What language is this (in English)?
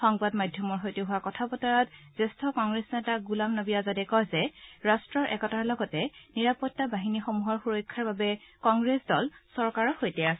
Assamese